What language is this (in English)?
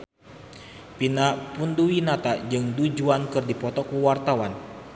Sundanese